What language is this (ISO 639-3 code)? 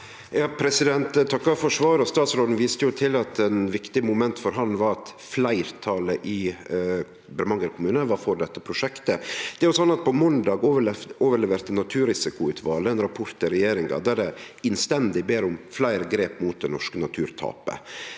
nor